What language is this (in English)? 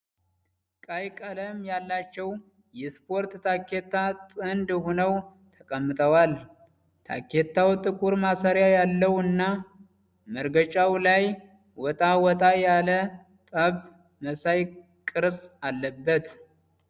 Amharic